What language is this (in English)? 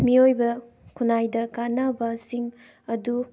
Manipuri